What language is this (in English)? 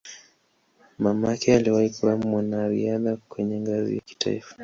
Swahili